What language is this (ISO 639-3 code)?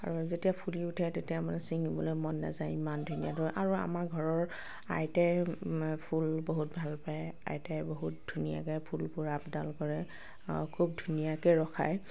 asm